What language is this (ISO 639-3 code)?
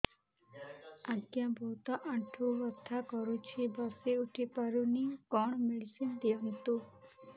ori